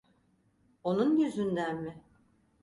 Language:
Turkish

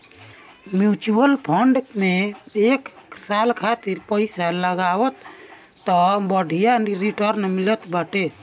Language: Bhojpuri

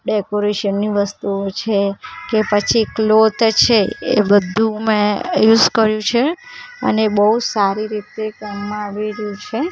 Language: Gujarati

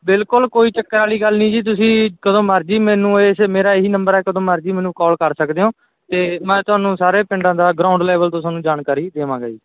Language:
Punjabi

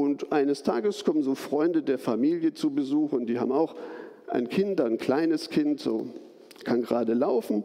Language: German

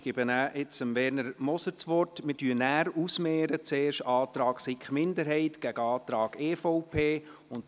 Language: Swiss German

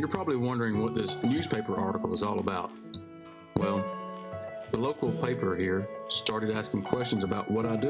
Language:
English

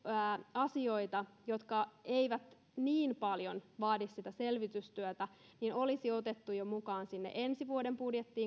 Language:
Finnish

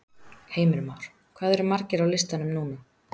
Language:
Icelandic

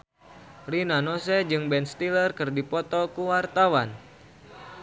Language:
Sundanese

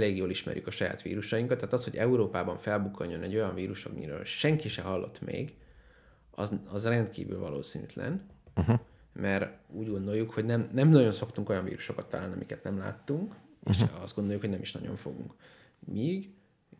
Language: Hungarian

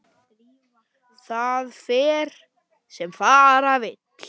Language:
Icelandic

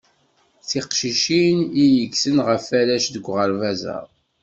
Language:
Kabyle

